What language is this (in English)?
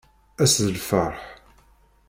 Kabyle